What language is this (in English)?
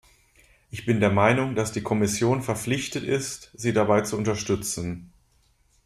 German